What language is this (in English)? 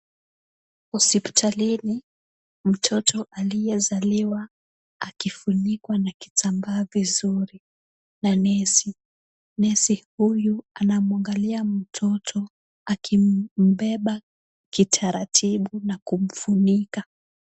Swahili